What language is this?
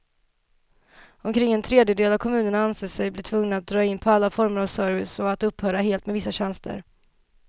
Swedish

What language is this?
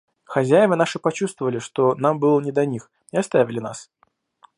Russian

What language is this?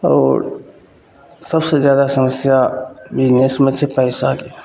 Maithili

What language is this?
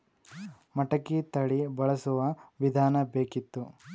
Kannada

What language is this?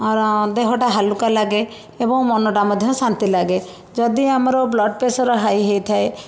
Odia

